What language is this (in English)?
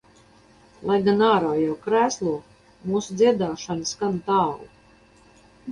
Latvian